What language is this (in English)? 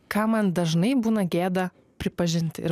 Lithuanian